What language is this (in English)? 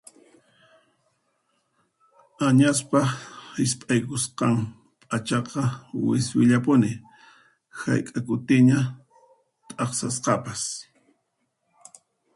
Puno Quechua